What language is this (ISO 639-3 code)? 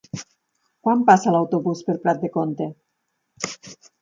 cat